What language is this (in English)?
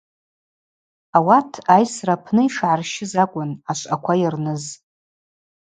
Abaza